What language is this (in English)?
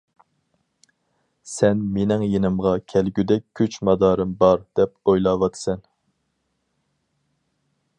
Uyghur